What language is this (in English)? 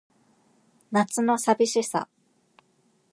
Japanese